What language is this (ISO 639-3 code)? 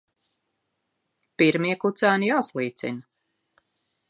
lav